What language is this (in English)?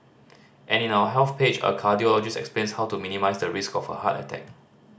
English